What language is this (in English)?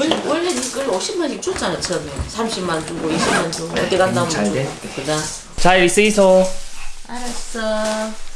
Korean